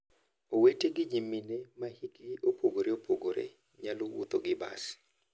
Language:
Luo (Kenya and Tanzania)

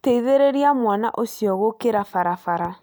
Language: Kikuyu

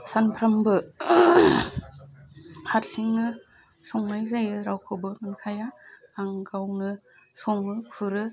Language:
Bodo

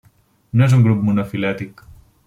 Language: Catalan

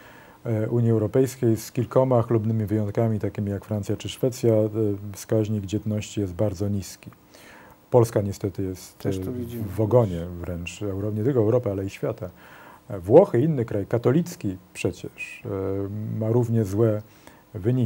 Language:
Polish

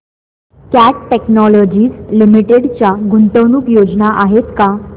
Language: Marathi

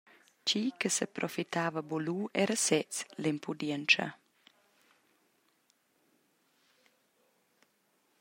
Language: Romansh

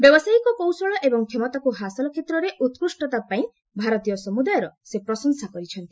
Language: Odia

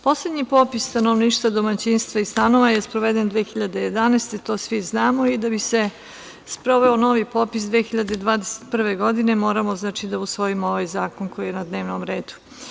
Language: Serbian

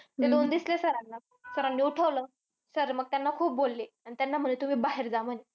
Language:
Marathi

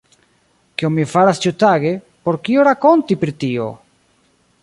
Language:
Esperanto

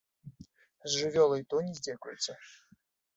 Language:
Belarusian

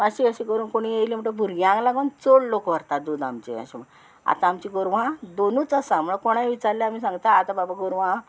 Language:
Konkani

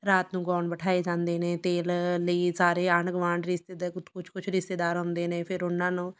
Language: Punjabi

